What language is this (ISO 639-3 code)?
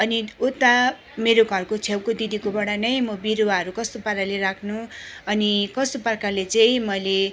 nep